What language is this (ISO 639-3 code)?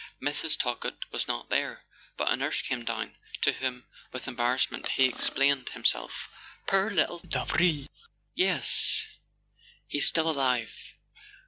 eng